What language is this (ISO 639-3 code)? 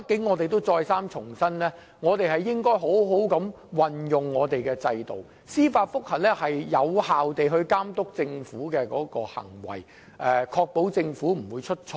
yue